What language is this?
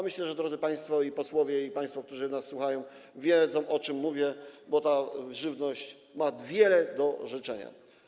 Polish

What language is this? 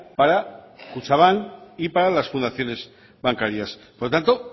Spanish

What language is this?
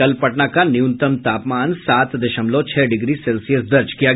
Hindi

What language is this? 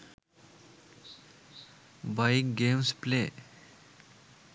Sinhala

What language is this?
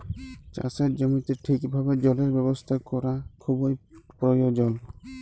Bangla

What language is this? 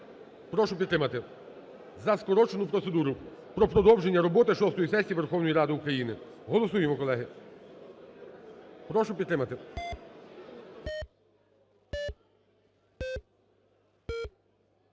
Ukrainian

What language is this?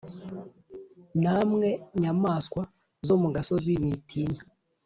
Kinyarwanda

